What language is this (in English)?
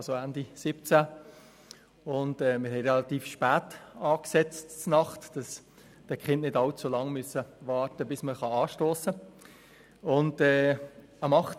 Swiss German